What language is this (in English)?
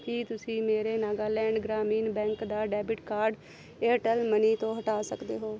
Punjabi